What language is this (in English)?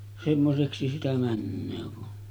Finnish